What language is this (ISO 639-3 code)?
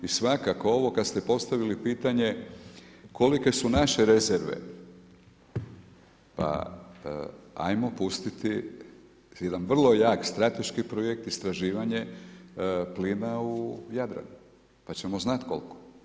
hrv